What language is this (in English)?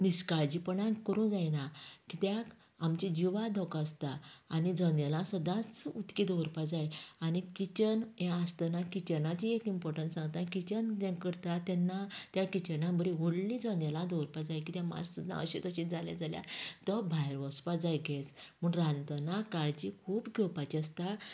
Konkani